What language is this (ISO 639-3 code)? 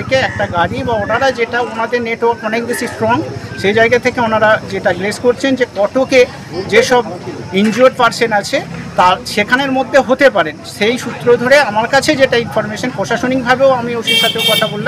ron